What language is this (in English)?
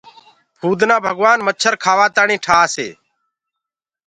Gurgula